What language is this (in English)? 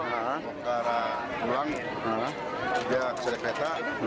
Indonesian